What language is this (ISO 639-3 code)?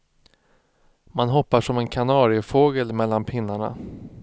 swe